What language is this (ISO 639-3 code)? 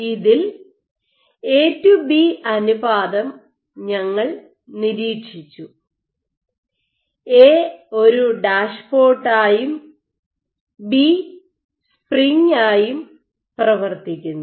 mal